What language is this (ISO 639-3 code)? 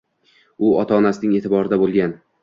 uzb